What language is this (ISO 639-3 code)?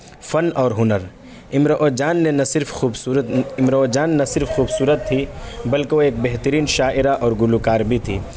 urd